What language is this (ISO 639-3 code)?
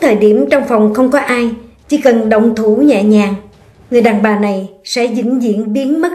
vie